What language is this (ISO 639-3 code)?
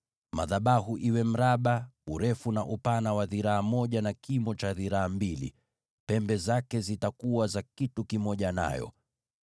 swa